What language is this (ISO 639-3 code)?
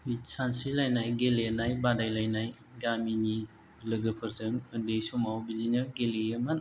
brx